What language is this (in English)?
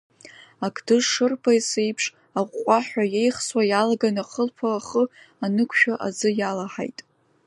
Abkhazian